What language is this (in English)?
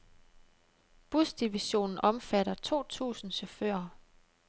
Danish